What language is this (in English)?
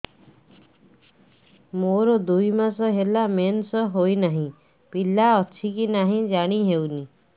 Odia